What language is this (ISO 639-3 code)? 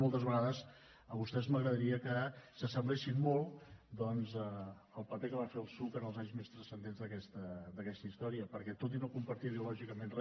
cat